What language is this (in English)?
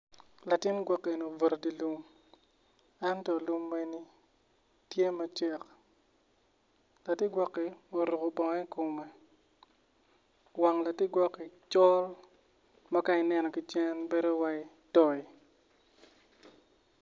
Acoli